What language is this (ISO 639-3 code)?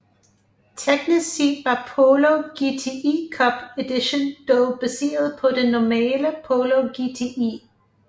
dan